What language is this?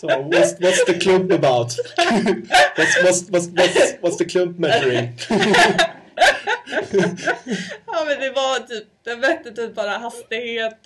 Swedish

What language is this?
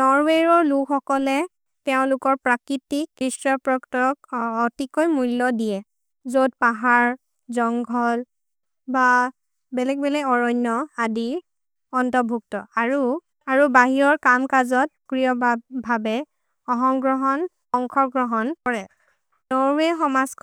Maria (India)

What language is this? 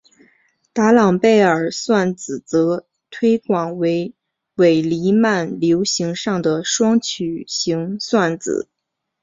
Chinese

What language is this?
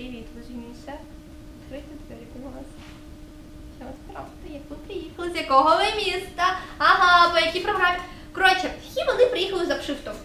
Ukrainian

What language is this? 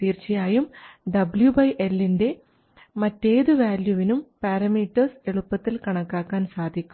Malayalam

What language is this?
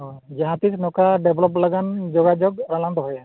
Santali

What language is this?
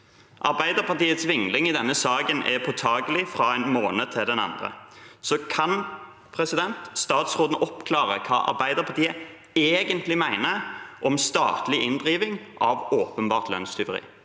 Norwegian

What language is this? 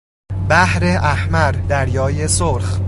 Persian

